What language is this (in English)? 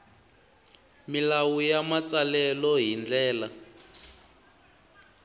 Tsonga